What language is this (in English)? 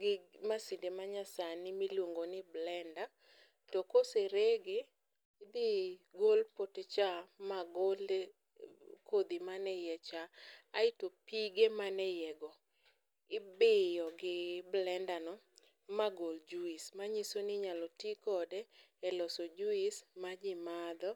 Luo (Kenya and Tanzania)